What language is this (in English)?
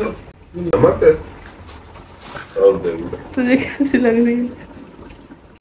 Hindi